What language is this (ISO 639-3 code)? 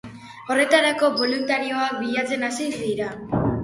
eus